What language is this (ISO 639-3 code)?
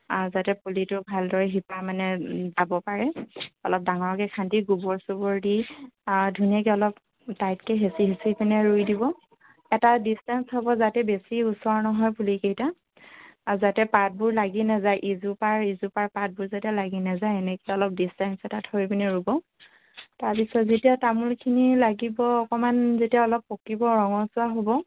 asm